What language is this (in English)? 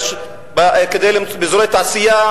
Hebrew